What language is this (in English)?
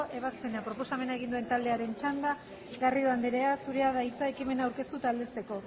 Basque